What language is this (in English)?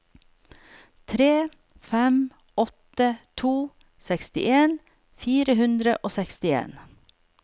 Norwegian